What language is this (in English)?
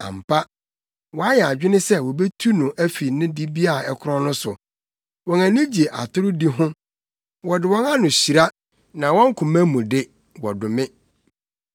Akan